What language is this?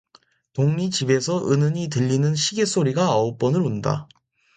Korean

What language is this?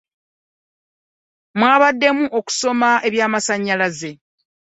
Ganda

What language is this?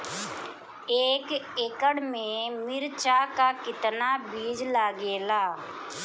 Bhojpuri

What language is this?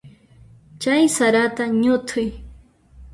Puno Quechua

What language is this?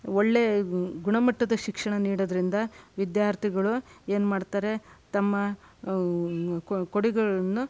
Kannada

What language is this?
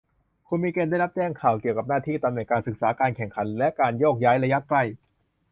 Thai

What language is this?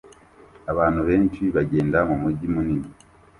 Kinyarwanda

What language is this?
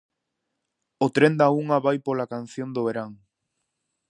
Galician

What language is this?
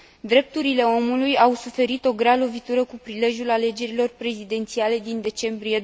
Romanian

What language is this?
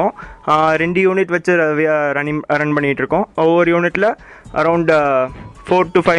Tamil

